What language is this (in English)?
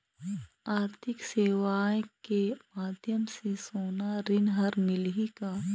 Chhattisgarhi